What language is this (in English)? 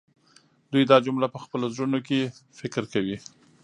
Pashto